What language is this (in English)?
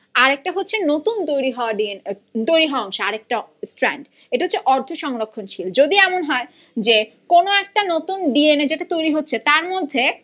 Bangla